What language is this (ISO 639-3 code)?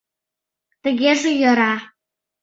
chm